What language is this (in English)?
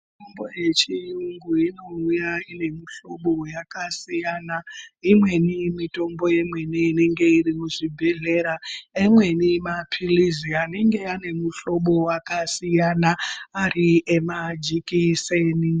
Ndau